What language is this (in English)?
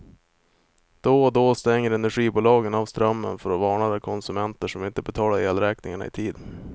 Swedish